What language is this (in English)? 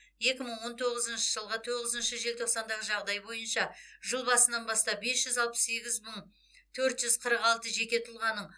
Kazakh